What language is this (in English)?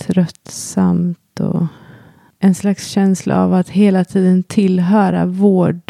Swedish